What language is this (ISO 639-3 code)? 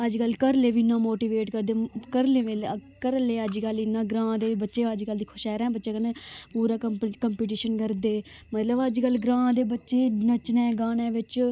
doi